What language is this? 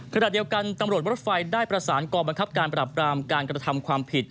Thai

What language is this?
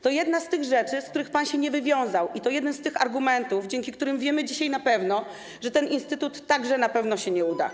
Polish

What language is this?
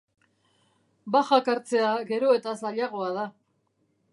Basque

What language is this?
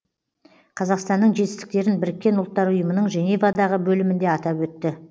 Kazakh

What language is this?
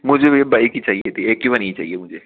Hindi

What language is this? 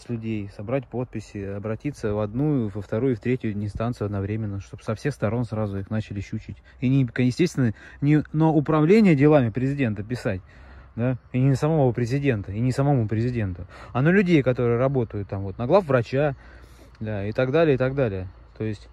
Russian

